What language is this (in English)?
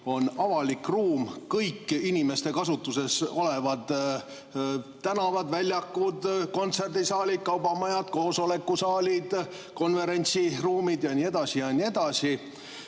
Estonian